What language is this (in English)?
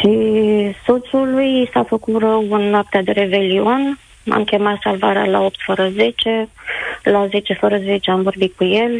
Romanian